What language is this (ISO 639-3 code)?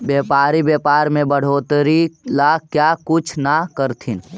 mag